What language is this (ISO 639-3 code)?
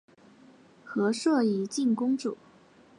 zho